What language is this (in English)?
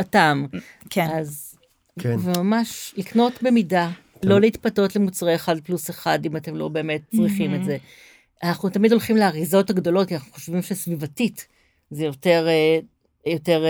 Hebrew